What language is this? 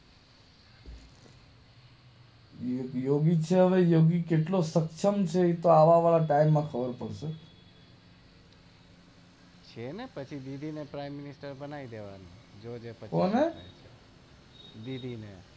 Gujarati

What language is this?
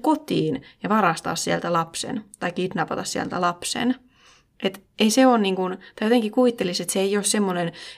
Finnish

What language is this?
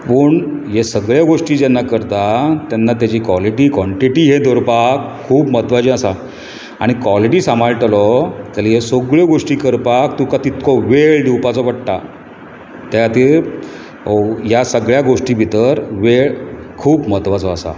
Konkani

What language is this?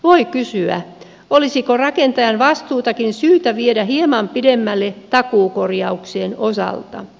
Finnish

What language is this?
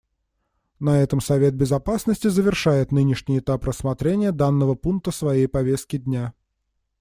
Russian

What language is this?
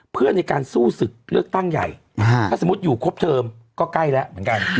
Thai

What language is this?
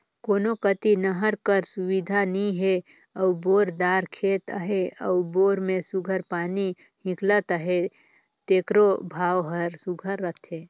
Chhattisgarhi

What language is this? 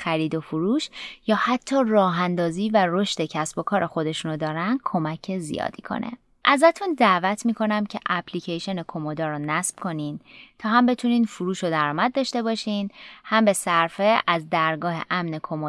Persian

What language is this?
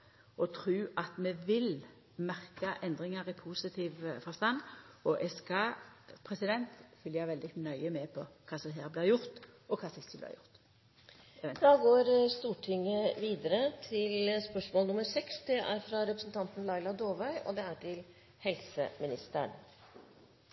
Norwegian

